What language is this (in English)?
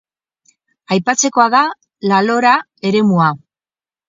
Basque